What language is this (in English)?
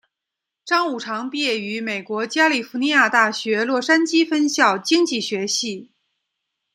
Chinese